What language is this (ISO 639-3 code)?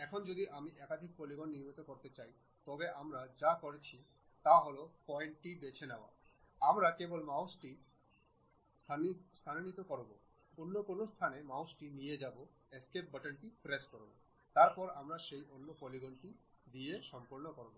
ben